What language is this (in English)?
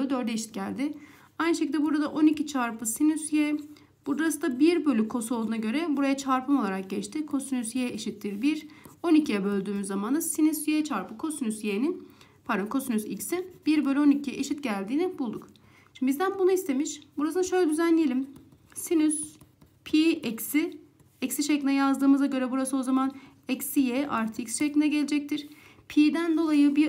Turkish